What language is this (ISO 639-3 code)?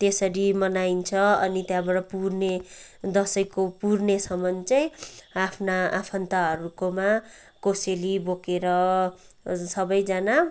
nep